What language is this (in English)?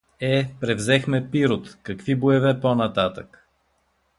Bulgarian